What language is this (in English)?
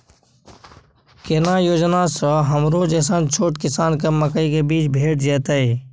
Maithili